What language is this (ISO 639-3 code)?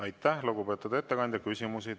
est